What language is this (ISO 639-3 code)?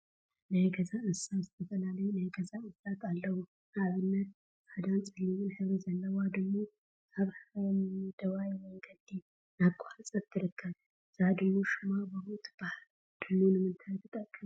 tir